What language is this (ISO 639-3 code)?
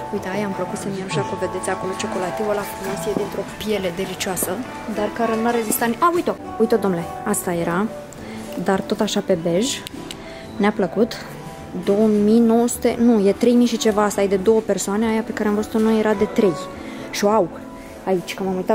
ron